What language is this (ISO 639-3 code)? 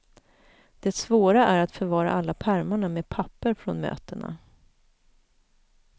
swe